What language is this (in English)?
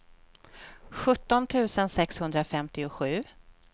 Swedish